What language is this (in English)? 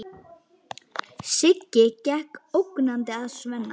Icelandic